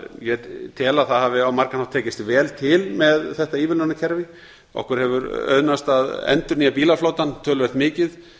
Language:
Icelandic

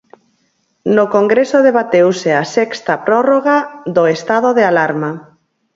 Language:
Galician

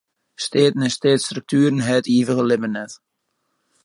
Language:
Western Frisian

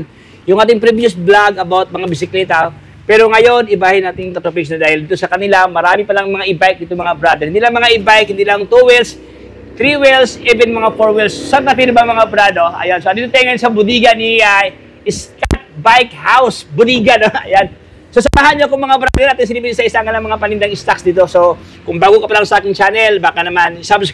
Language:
Filipino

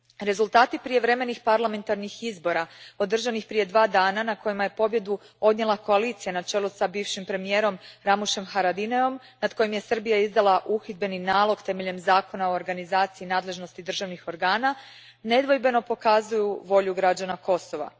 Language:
Croatian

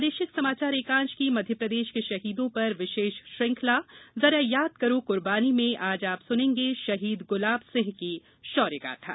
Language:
Hindi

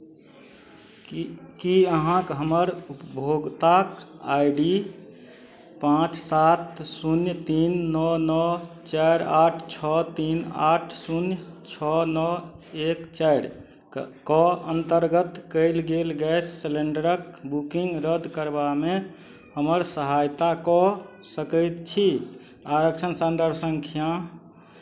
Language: Maithili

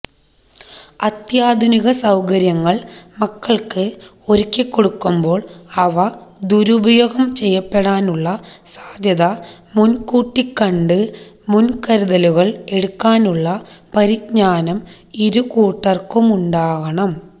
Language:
Malayalam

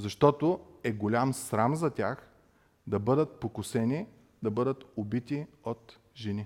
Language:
Bulgarian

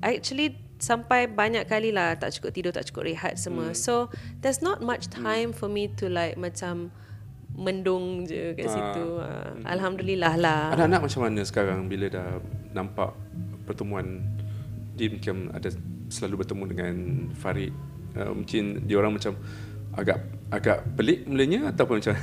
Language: Malay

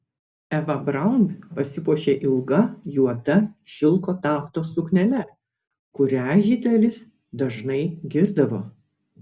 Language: Lithuanian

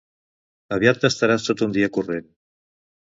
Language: Catalan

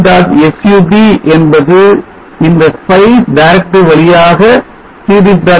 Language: Tamil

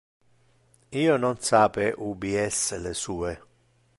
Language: Interlingua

